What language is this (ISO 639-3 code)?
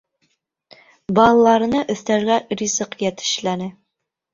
bak